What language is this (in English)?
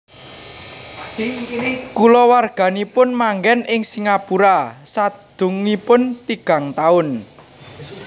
Javanese